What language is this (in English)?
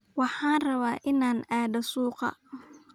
Somali